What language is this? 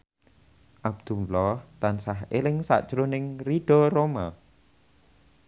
Javanese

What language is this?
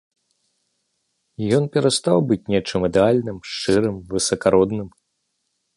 Belarusian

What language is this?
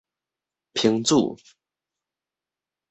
Min Nan Chinese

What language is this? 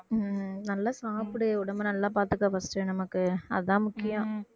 Tamil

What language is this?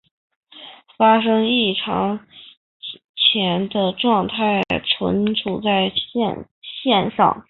Chinese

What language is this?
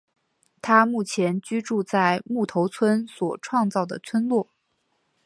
Chinese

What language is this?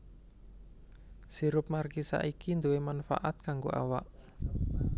Javanese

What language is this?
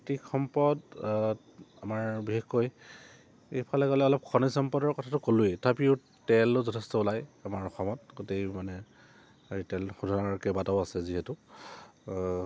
Assamese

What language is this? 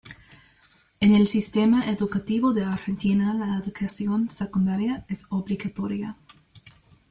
Spanish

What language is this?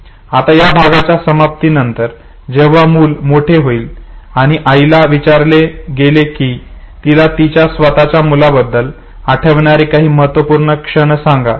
Marathi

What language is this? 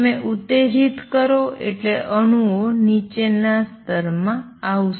Gujarati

